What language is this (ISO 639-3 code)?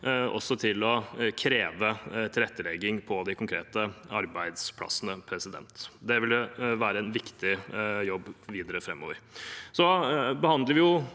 nor